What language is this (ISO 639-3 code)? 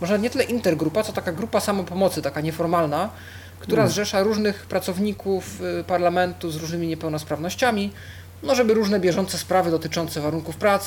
pol